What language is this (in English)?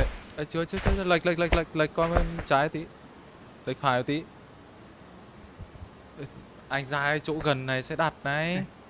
Vietnamese